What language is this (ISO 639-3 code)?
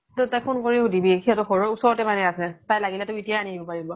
asm